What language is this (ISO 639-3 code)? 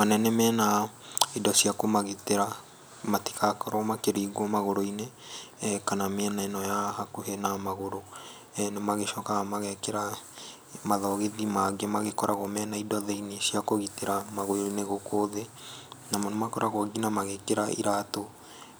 kik